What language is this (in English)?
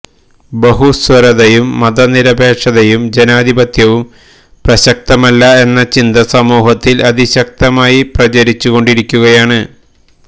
Malayalam